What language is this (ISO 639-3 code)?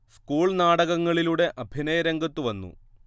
mal